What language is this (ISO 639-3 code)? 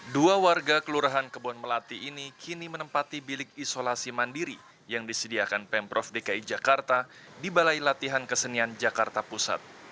ind